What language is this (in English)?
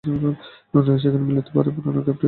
Bangla